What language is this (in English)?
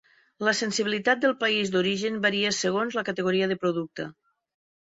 Catalan